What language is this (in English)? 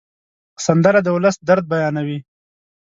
Pashto